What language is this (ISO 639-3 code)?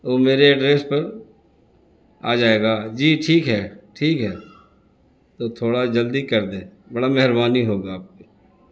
urd